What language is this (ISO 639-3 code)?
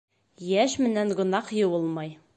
bak